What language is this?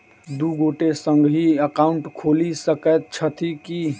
Maithili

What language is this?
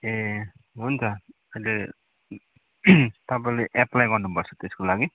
Nepali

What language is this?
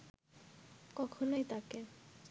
Bangla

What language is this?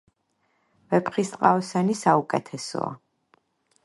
Georgian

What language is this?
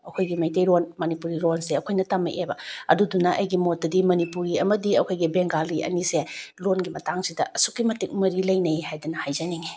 Manipuri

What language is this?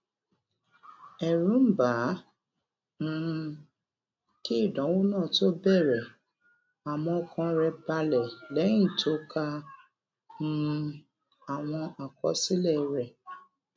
Yoruba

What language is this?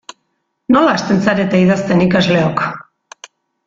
Basque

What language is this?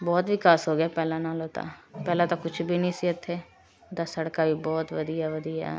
Punjabi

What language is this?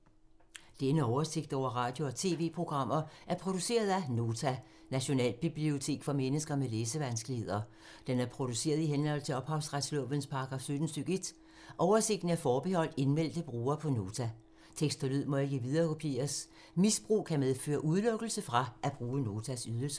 Danish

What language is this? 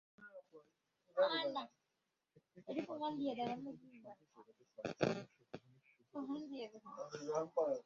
Bangla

